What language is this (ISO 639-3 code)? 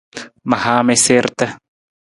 nmz